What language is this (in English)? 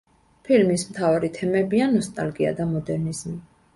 Georgian